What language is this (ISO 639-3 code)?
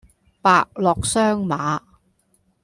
yue